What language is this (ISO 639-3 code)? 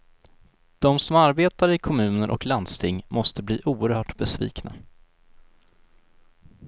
swe